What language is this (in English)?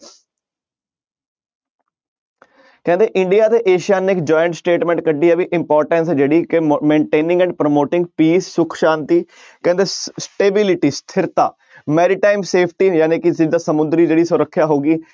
Punjabi